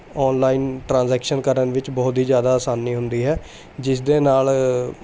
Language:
Punjabi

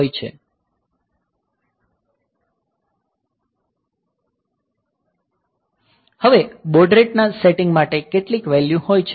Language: Gujarati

